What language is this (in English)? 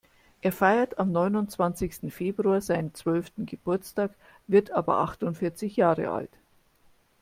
German